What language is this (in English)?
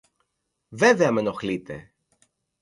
Greek